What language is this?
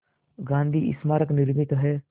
Hindi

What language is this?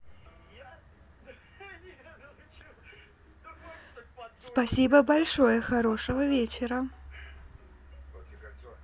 Russian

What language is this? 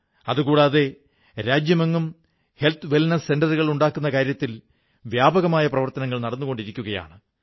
Malayalam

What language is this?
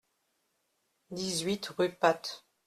French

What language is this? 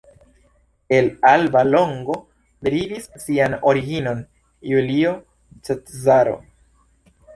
Esperanto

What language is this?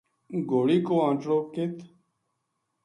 Gujari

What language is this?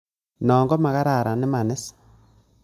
Kalenjin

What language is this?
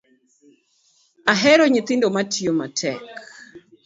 Luo (Kenya and Tanzania)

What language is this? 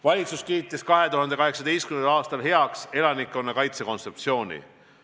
Estonian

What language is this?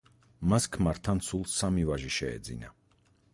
Georgian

